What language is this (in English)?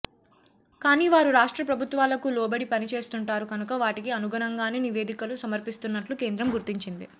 Telugu